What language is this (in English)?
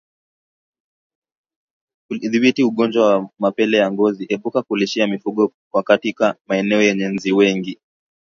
Swahili